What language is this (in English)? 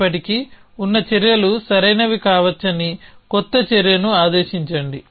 Telugu